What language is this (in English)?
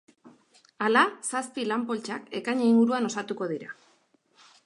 Basque